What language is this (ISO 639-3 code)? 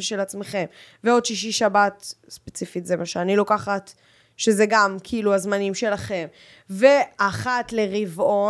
heb